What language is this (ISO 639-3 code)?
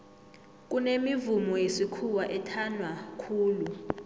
nbl